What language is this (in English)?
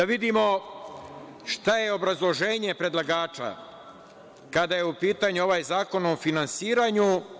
Serbian